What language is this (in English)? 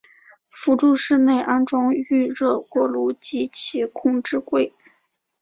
Chinese